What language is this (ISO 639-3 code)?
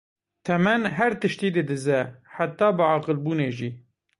kur